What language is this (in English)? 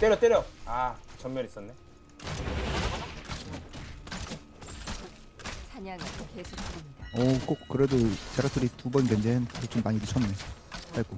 Korean